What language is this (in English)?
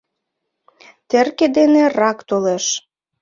Mari